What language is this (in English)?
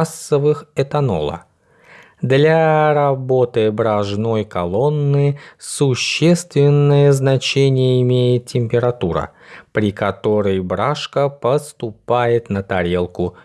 Russian